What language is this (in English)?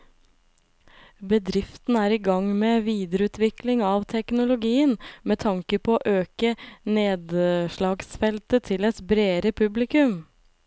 Norwegian